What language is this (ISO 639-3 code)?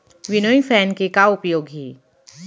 hne